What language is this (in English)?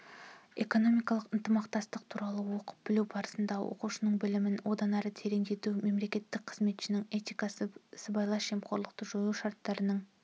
Kazakh